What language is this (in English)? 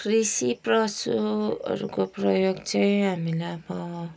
Nepali